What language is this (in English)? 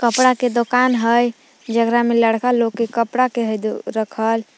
Magahi